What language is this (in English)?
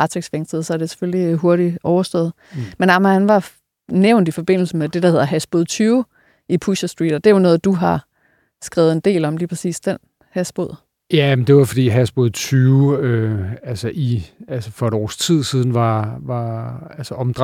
Danish